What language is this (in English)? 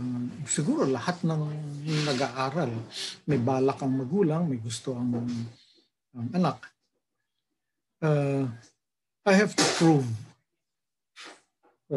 Filipino